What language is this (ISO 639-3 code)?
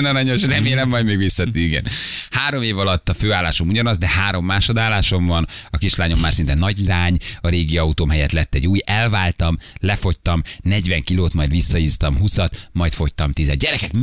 hun